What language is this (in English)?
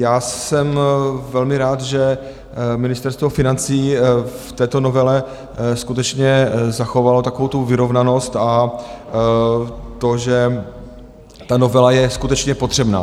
Czech